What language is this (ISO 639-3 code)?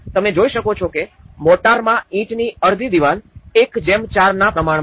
guj